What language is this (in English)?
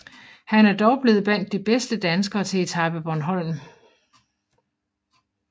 Danish